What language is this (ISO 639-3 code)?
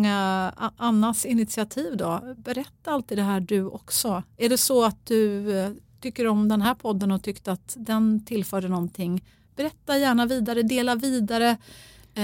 swe